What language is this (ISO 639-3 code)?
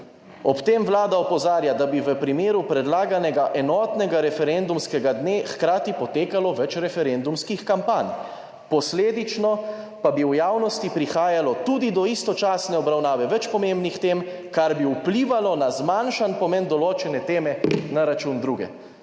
slv